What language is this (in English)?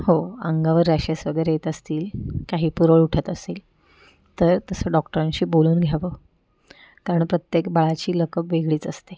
Marathi